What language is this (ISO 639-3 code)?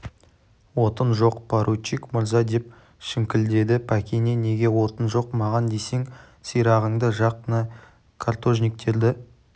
kaz